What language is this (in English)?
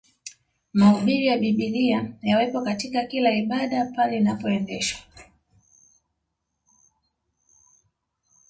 Swahili